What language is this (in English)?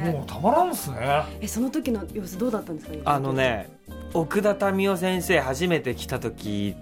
Japanese